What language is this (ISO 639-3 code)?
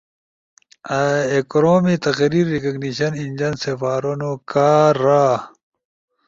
ush